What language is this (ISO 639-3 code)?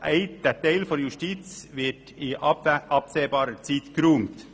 gsw